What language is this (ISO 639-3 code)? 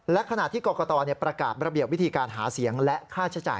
tha